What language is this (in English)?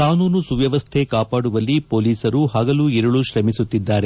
Kannada